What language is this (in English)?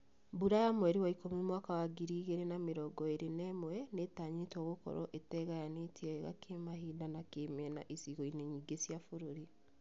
Kikuyu